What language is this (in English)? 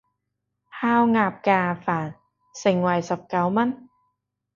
Cantonese